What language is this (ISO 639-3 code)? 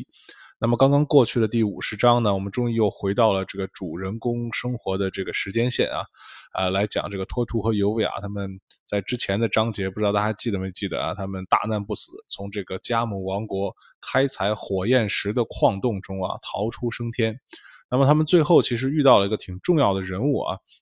zho